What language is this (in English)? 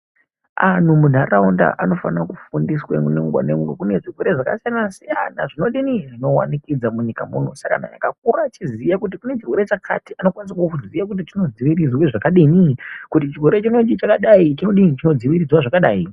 Ndau